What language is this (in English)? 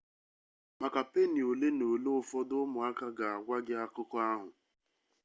Igbo